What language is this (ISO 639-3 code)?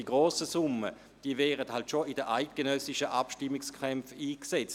gsw